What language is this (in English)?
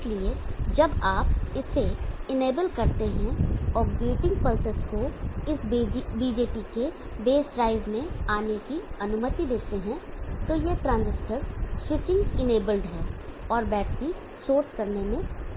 Hindi